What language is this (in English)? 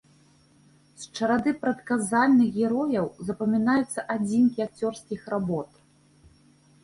Belarusian